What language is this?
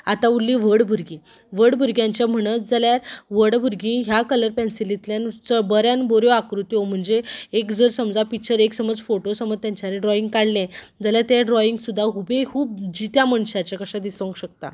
Konkani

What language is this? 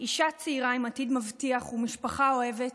Hebrew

